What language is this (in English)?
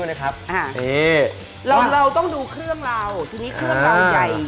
Thai